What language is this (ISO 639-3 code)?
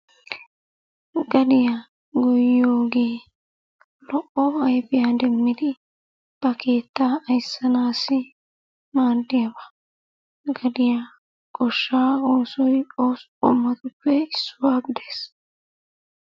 wal